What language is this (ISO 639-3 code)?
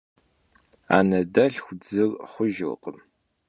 kbd